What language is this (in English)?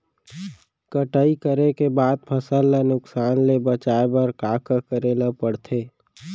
Chhattisgarhi